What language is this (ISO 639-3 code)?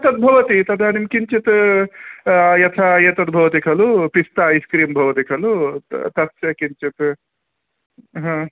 san